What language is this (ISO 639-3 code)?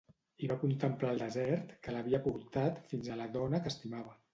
cat